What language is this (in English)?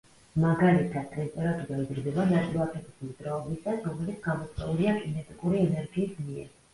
Georgian